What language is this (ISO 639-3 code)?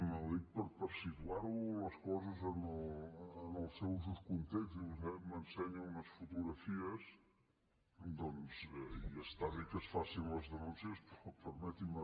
cat